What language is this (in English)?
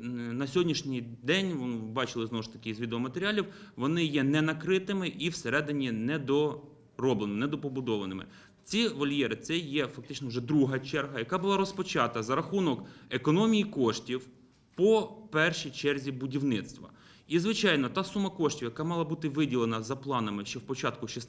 Ukrainian